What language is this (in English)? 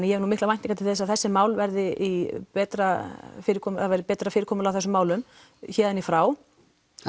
Icelandic